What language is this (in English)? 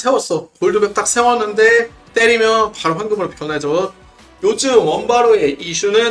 Korean